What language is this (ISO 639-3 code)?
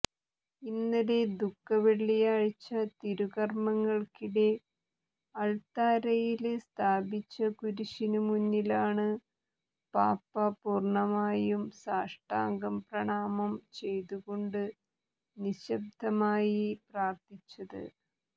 mal